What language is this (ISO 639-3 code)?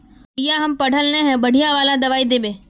mag